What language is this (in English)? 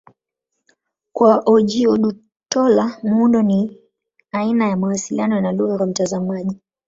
Swahili